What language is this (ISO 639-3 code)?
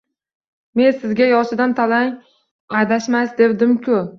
uzb